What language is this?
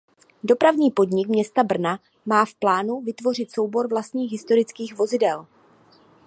Czech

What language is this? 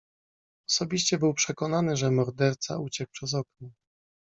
Polish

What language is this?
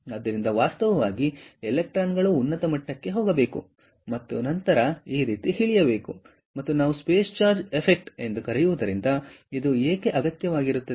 Kannada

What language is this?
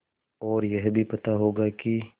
Hindi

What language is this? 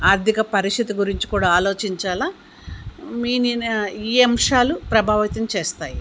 Telugu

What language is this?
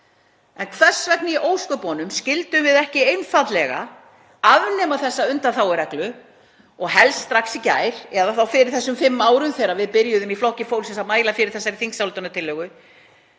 Icelandic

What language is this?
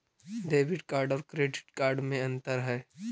Magahi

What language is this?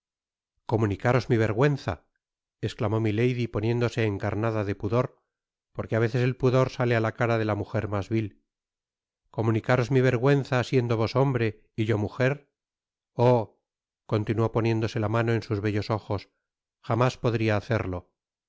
Spanish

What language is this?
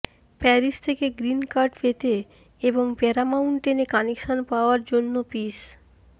Bangla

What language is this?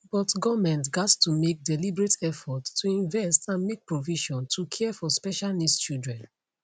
Nigerian Pidgin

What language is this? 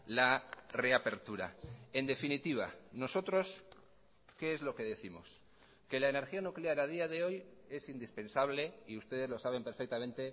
Spanish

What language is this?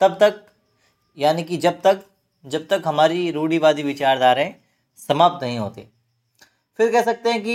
Hindi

